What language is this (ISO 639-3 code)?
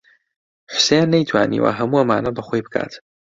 ckb